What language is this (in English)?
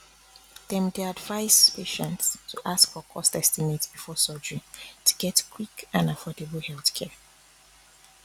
Nigerian Pidgin